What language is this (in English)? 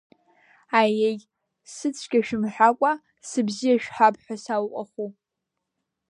Abkhazian